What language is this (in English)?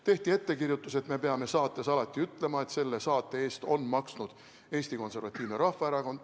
Estonian